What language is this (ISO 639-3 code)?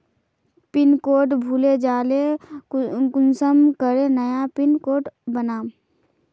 mag